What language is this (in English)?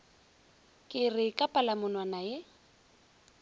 Northern Sotho